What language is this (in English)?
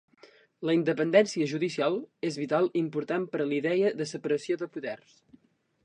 Catalan